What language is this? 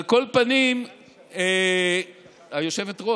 Hebrew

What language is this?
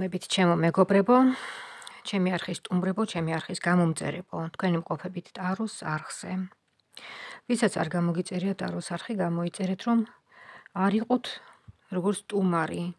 Romanian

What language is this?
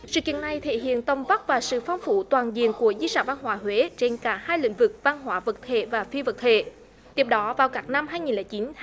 Vietnamese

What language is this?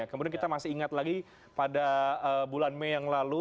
Indonesian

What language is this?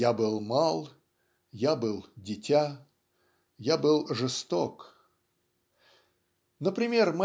Russian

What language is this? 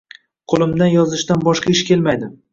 Uzbek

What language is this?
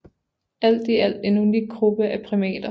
Danish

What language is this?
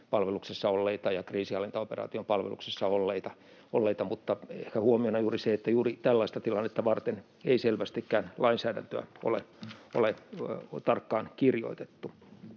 Finnish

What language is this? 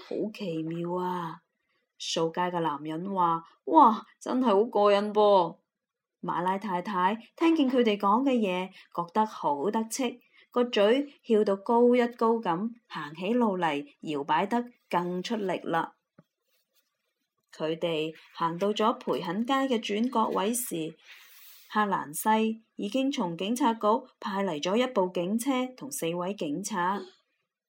Chinese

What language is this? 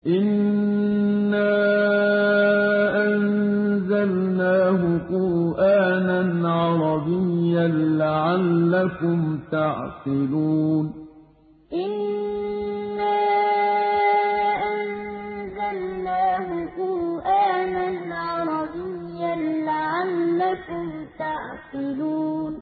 Arabic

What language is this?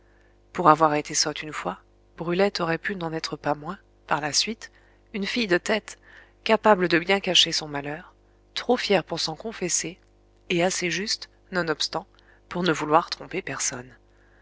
French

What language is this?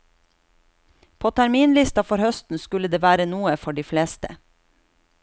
Norwegian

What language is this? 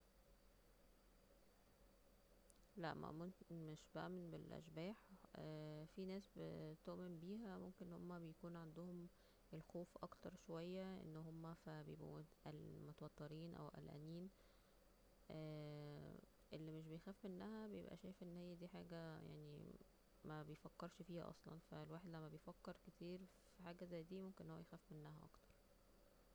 Egyptian Arabic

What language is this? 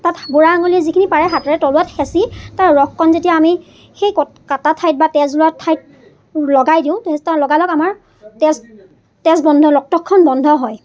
Assamese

